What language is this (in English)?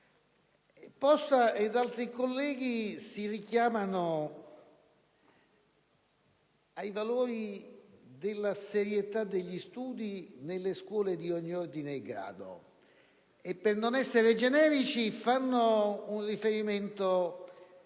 Italian